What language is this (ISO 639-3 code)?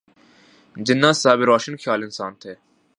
urd